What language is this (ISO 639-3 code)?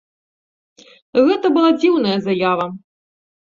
bel